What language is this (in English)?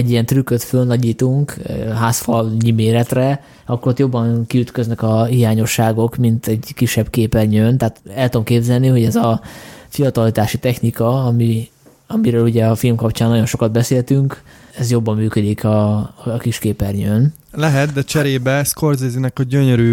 Hungarian